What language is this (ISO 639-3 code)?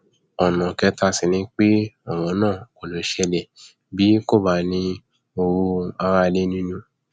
yor